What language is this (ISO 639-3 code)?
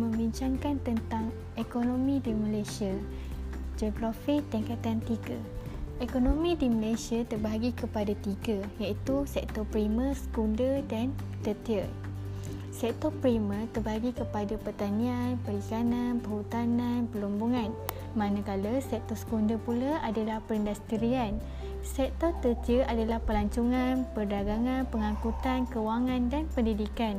msa